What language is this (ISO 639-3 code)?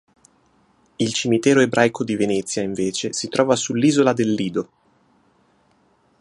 ita